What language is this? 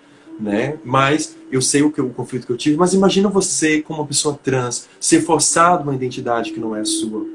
Portuguese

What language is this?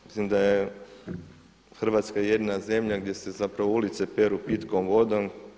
Croatian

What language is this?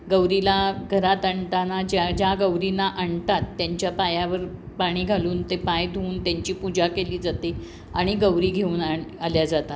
Marathi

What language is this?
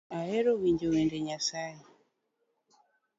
Luo (Kenya and Tanzania)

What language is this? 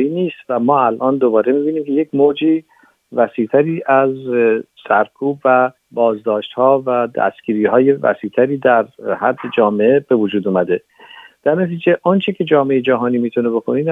Persian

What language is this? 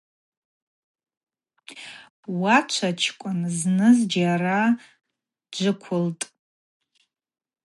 Abaza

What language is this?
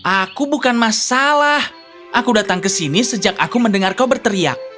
Indonesian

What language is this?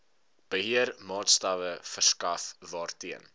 Afrikaans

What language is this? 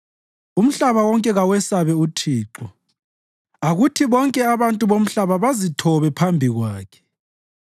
North Ndebele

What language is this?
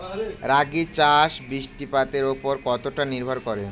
Bangla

